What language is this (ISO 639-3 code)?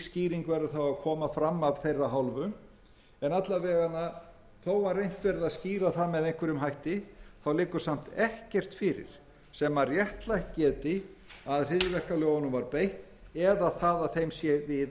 isl